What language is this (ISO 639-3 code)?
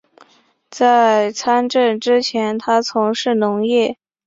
zho